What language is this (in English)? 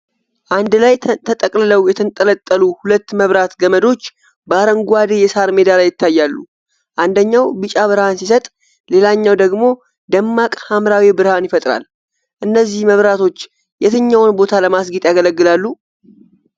Amharic